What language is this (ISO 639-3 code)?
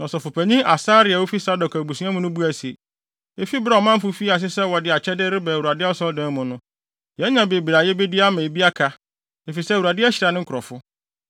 aka